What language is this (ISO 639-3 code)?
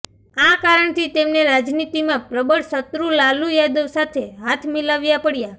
guj